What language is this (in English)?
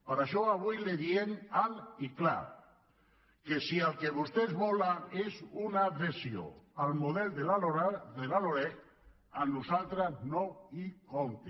Catalan